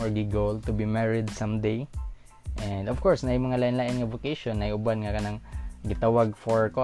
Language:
Filipino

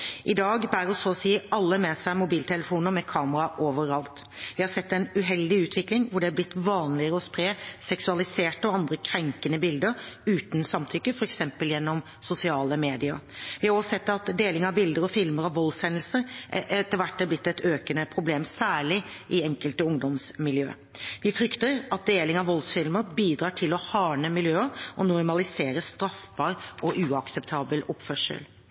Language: Norwegian Bokmål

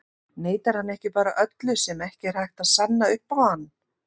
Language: Icelandic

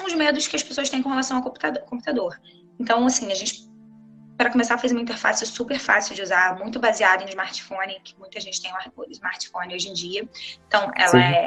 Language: Portuguese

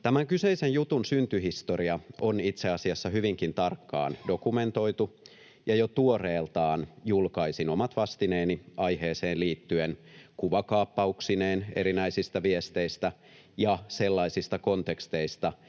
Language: Finnish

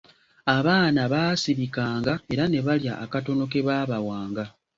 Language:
Ganda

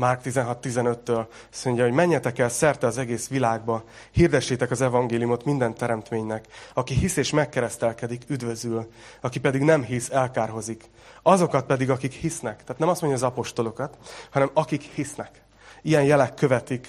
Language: Hungarian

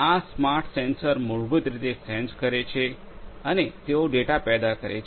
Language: Gujarati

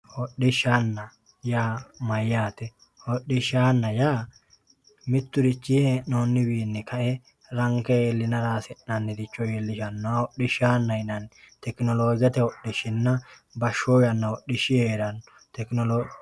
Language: Sidamo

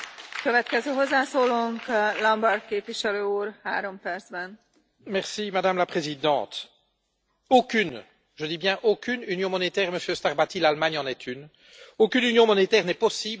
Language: French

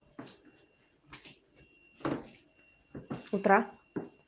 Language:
Russian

